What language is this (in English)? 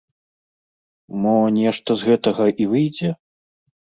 Belarusian